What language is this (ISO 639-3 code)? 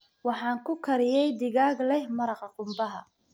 som